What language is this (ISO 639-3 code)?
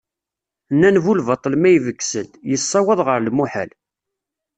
kab